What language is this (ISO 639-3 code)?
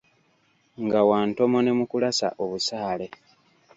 lug